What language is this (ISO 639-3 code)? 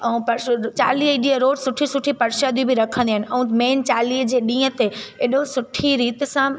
snd